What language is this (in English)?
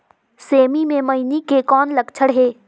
Chhattisgarhi